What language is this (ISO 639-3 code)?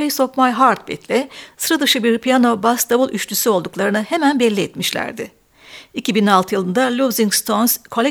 tur